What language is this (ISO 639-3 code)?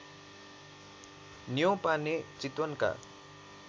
nep